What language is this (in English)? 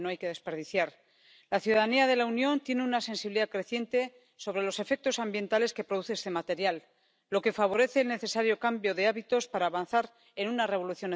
Czech